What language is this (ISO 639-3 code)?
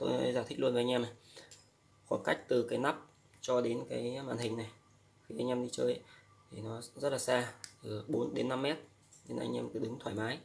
vie